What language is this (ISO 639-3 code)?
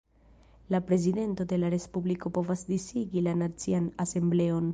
epo